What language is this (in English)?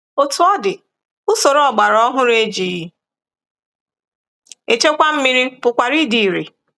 Igbo